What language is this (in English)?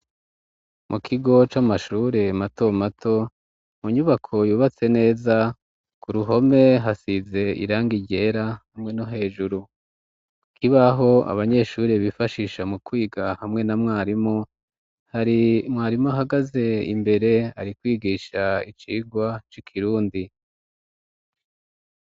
Rundi